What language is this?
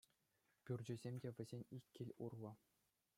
Chuvash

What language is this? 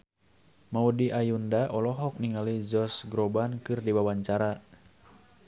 Sundanese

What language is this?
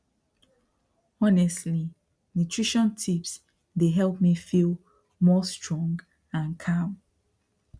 Nigerian Pidgin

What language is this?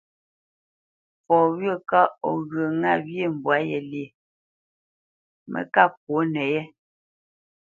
Bamenyam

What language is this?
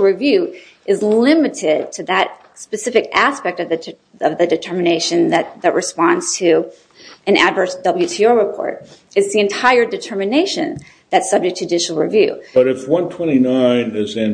English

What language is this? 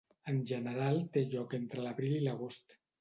Catalan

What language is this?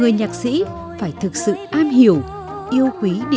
Vietnamese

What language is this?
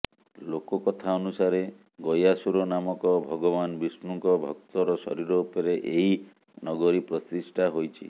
Odia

